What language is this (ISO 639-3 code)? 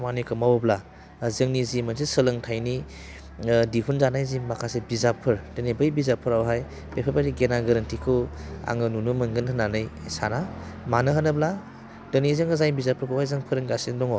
brx